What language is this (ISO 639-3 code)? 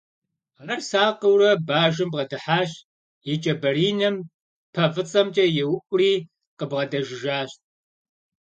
kbd